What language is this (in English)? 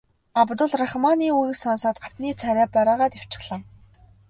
Mongolian